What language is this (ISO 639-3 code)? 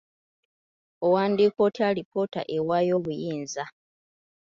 lug